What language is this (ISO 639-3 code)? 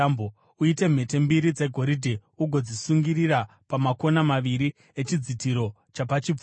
sna